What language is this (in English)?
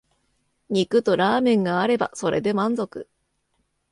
Japanese